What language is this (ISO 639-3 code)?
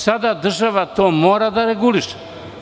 srp